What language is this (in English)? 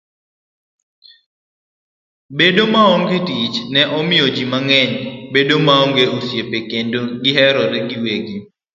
Luo (Kenya and Tanzania)